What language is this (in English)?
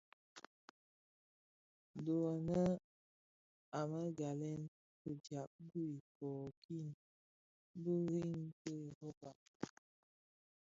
Bafia